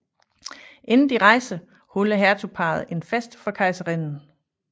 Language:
Danish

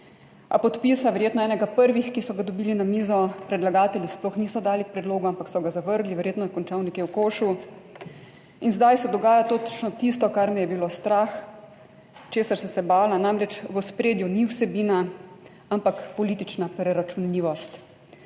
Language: Slovenian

